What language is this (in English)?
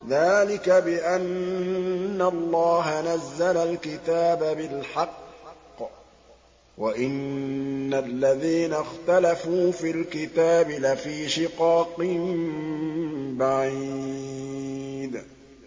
Arabic